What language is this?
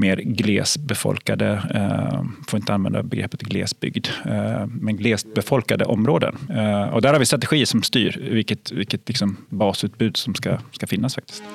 Swedish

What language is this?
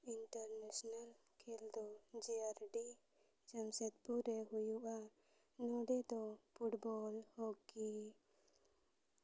Santali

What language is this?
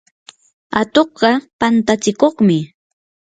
Yanahuanca Pasco Quechua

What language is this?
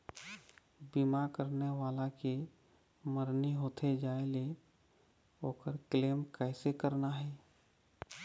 Chhattisgarhi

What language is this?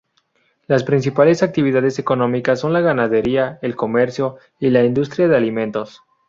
Spanish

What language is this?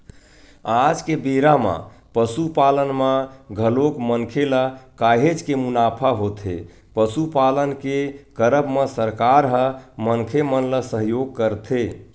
Chhattisgarhi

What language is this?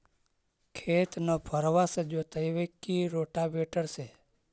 Magahi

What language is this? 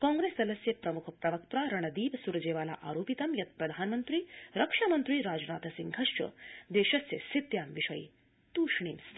Sanskrit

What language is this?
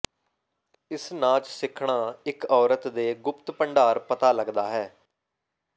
Punjabi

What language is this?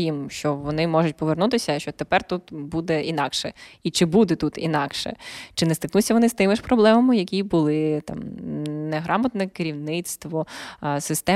Ukrainian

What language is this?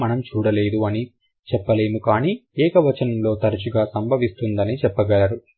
Telugu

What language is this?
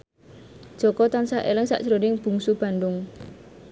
Javanese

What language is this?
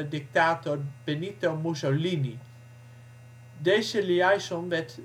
Dutch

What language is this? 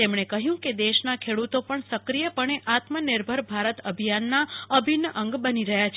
Gujarati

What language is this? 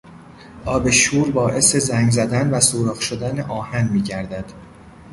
Persian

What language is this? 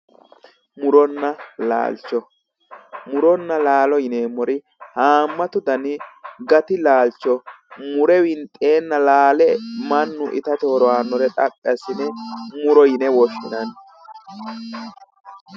Sidamo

